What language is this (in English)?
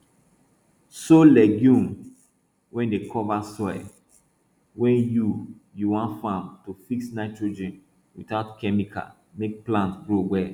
Nigerian Pidgin